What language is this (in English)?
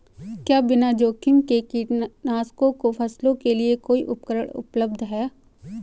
Hindi